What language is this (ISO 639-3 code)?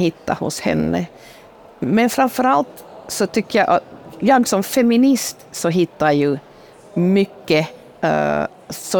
swe